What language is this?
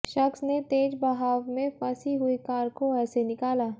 Hindi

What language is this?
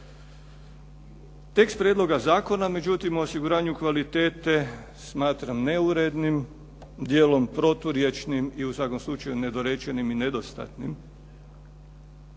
Croatian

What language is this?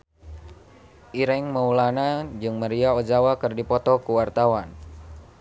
Sundanese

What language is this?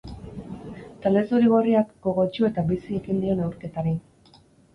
Basque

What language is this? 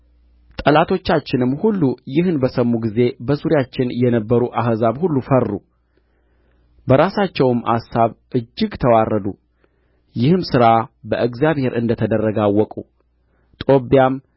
Amharic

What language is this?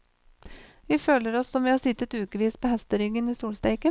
Norwegian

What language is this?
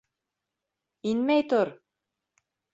Bashkir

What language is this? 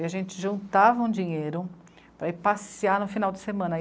Portuguese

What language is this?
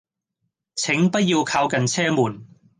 Cantonese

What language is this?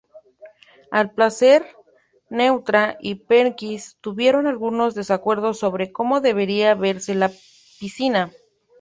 Spanish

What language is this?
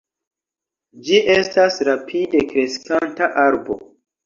Esperanto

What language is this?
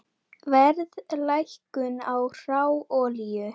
Icelandic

